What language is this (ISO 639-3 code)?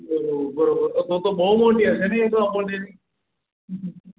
guj